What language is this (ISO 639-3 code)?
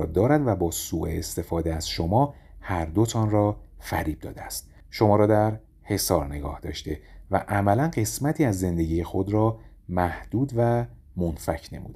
fas